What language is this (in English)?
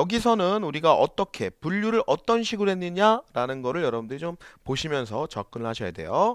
Korean